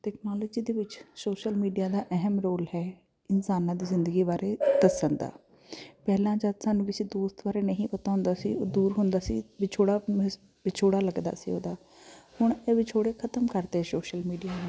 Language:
Punjabi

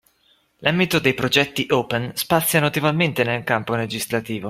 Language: Italian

